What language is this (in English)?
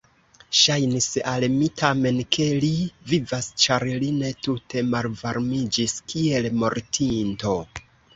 Esperanto